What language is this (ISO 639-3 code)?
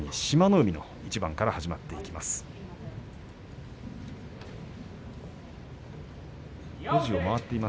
jpn